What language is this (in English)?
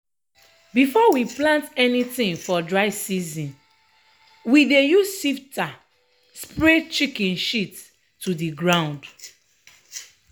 Nigerian Pidgin